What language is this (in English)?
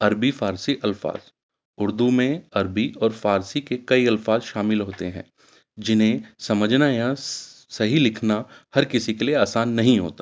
Urdu